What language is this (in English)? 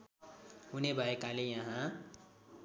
Nepali